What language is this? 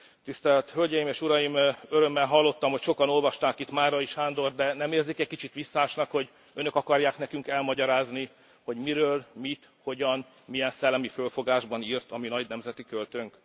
Hungarian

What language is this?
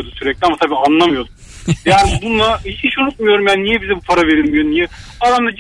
Turkish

